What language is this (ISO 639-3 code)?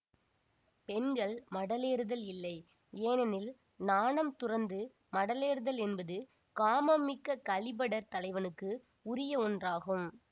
tam